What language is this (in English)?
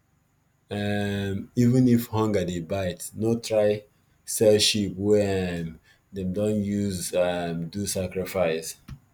Nigerian Pidgin